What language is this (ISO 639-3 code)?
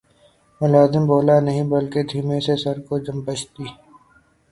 urd